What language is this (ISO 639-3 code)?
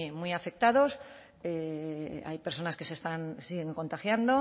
spa